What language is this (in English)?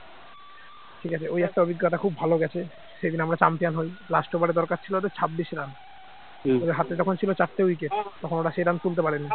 Bangla